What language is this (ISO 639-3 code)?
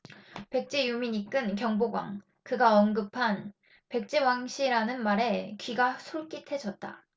kor